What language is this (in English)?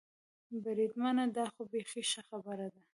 Pashto